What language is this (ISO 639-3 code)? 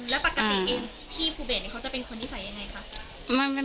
tha